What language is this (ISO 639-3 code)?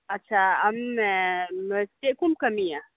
sat